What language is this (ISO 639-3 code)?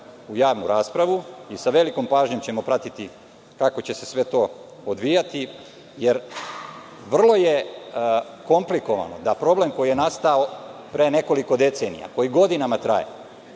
srp